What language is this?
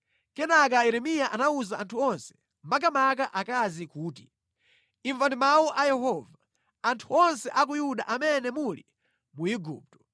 Nyanja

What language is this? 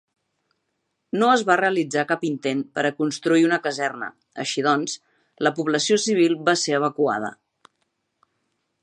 Catalan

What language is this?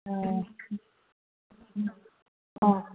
Manipuri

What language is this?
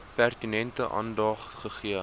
Afrikaans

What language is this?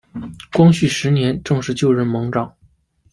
Chinese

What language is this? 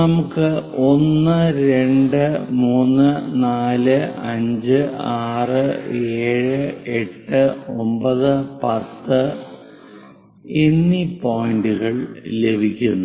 Malayalam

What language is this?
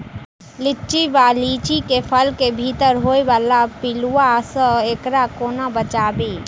Maithili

